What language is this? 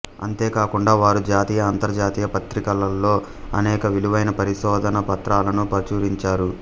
Telugu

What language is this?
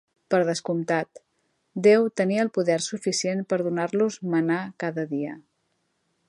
Catalan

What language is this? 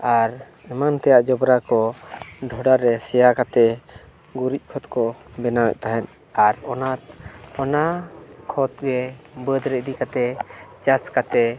Santali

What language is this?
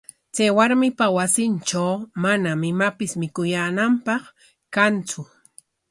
Corongo Ancash Quechua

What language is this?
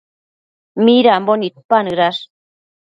Matsés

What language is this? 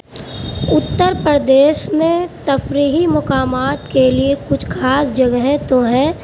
Urdu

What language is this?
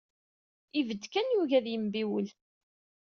Kabyle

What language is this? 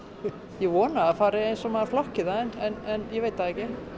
Icelandic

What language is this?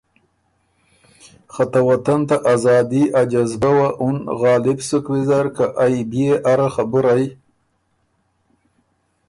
Ormuri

